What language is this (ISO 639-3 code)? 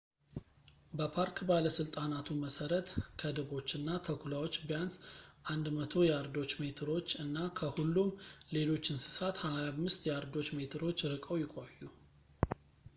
amh